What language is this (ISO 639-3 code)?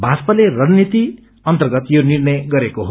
nep